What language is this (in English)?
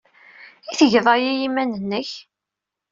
Kabyle